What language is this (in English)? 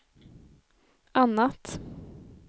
Swedish